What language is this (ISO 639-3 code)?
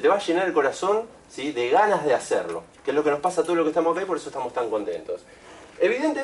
spa